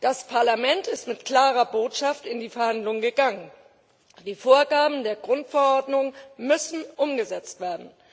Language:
German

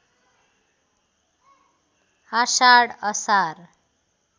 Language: Nepali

